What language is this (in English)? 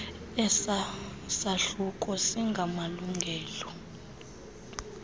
Xhosa